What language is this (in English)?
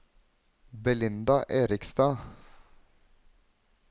Norwegian